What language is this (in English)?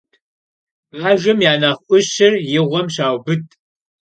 Kabardian